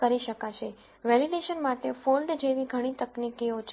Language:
Gujarati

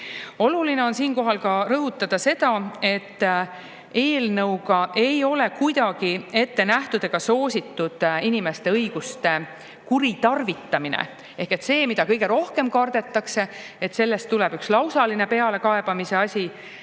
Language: Estonian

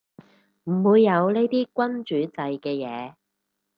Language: Cantonese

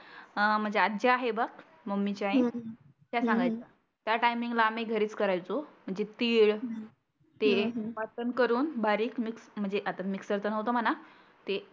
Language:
Marathi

